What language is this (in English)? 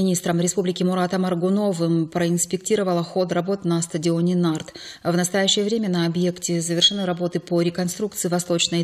Russian